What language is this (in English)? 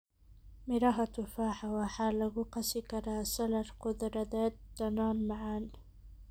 Somali